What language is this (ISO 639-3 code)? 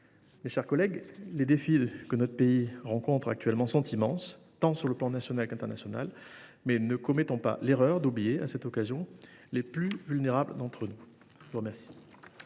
fra